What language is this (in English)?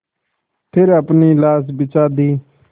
Hindi